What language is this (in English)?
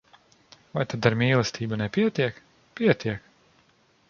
Latvian